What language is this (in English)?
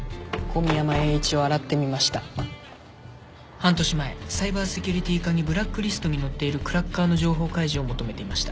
Japanese